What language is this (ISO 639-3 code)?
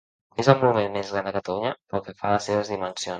cat